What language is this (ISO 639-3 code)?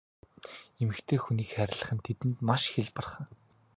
mon